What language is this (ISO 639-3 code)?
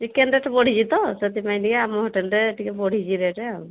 ori